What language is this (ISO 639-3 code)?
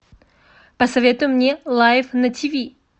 rus